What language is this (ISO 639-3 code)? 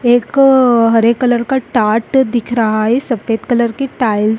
hin